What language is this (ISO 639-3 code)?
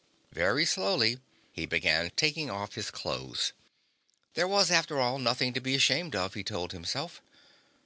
eng